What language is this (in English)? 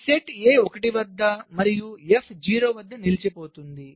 Telugu